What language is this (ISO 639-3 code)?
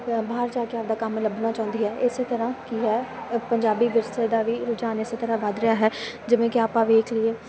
pan